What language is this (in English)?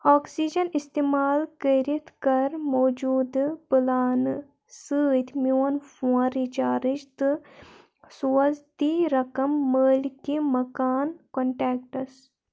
Kashmiri